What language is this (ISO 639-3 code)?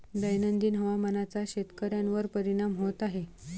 mar